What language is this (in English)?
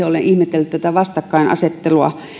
Finnish